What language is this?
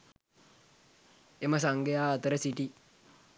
Sinhala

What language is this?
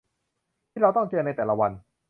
Thai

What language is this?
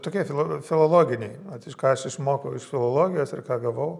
Lithuanian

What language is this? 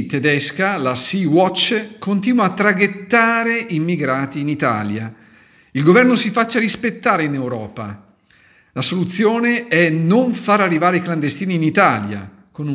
Italian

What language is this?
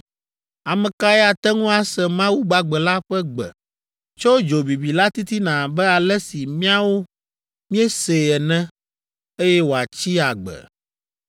Ewe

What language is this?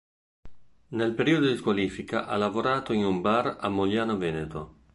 Italian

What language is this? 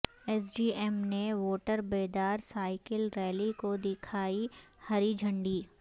Urdu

